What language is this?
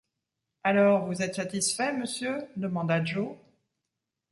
French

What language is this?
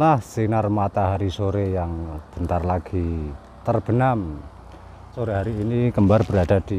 Indonesian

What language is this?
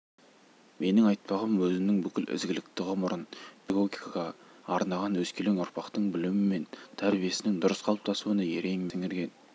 Kazakh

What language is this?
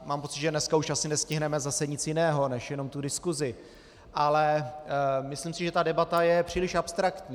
Czech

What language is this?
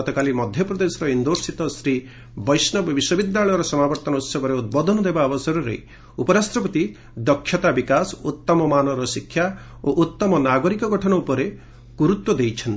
Odia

